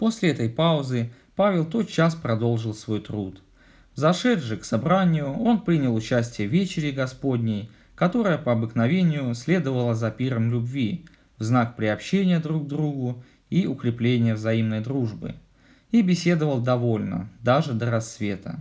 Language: Russian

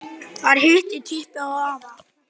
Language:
Icelandic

